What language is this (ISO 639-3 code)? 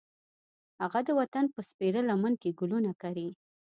pus